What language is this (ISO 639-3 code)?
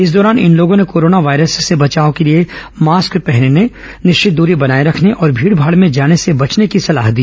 hin